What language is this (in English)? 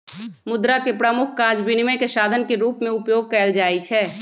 Magahi